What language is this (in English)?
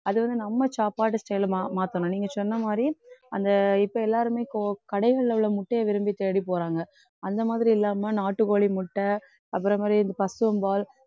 Tamil